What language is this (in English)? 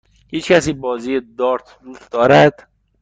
Persian